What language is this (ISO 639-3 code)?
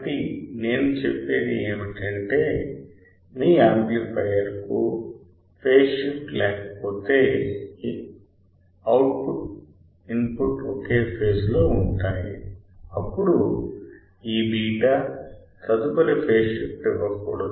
tel